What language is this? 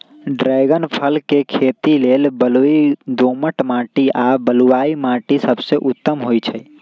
Magahi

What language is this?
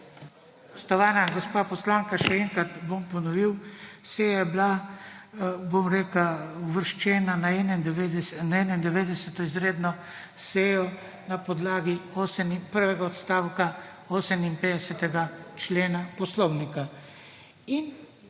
Slovenian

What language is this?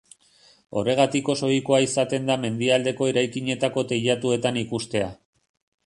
Basque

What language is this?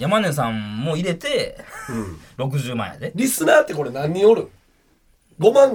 Japanese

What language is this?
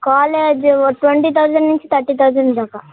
Telugu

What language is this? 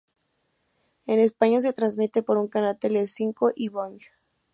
Spanish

